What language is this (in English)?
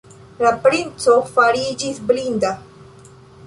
Esperanto